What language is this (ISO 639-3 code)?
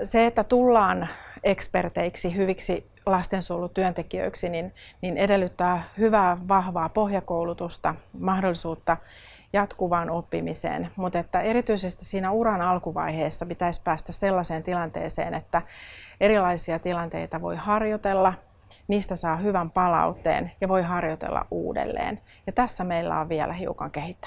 fin